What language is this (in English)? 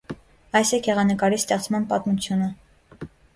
Armenian